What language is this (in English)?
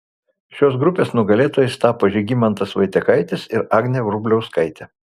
Lithuanian